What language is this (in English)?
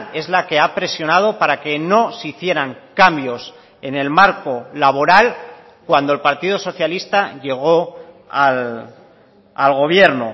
Spanish